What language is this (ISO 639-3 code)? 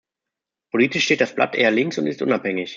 deu